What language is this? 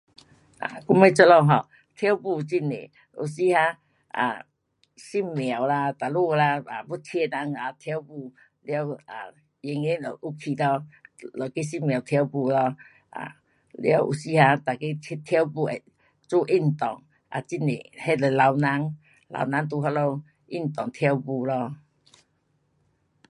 Pu-Xian Chinese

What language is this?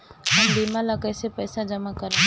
Bhojpuri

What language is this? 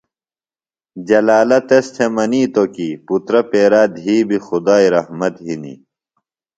Phalura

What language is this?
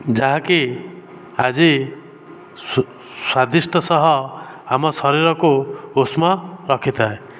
Odia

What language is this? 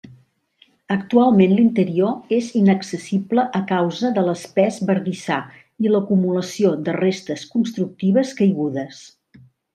Catalan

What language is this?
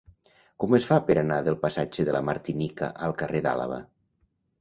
Catalan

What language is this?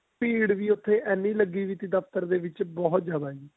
Punjabi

